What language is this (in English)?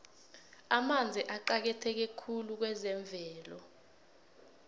South Ndebele